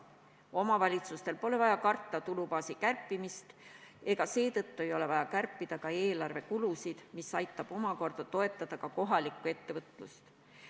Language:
Estonian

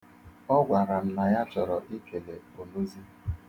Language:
Igbo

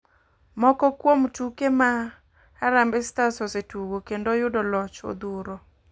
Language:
Luo (Kenya and Tanzania)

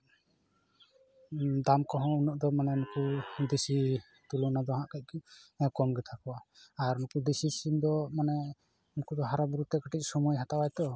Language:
Santali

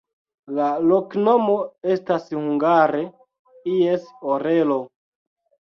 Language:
Esperanto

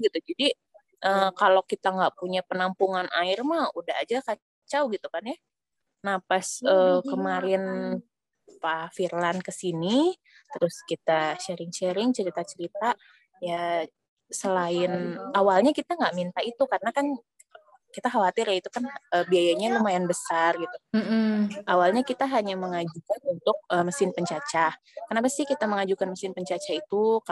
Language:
Indonesian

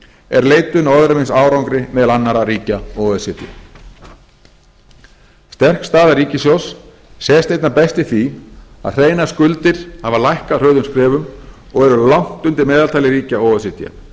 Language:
Icelandic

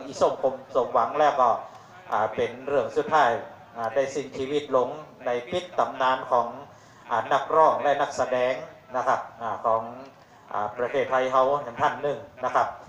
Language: Thai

